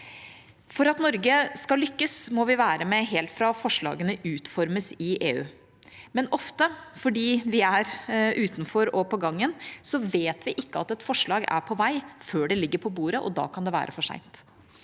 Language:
Norwegian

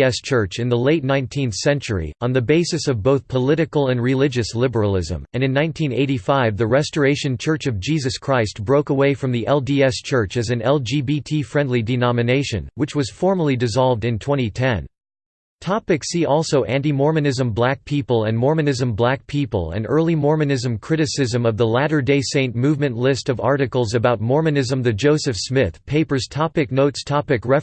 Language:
English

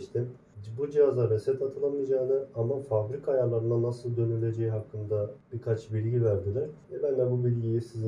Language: Turkish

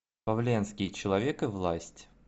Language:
Russian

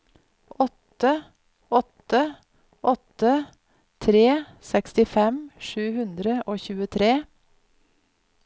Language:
Norwegian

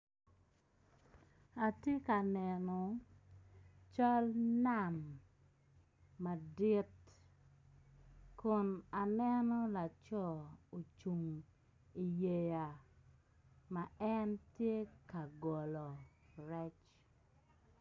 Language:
Acoli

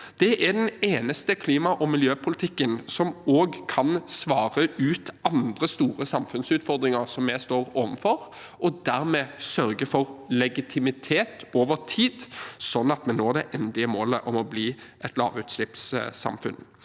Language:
Norwegian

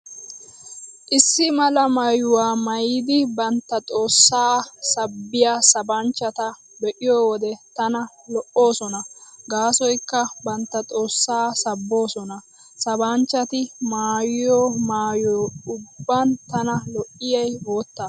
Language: Wolaytta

